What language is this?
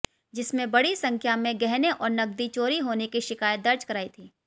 Hindi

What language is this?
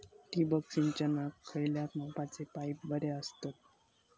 Marathi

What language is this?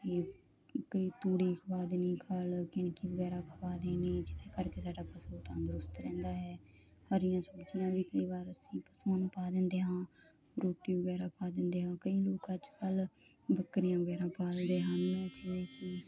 Punjabi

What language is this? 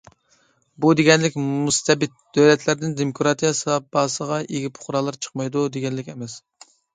Uyghur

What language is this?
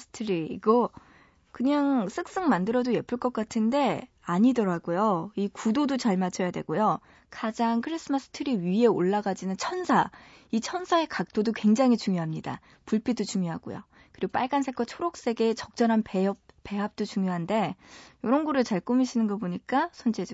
Korean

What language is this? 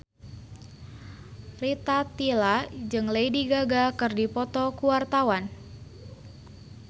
Sundanese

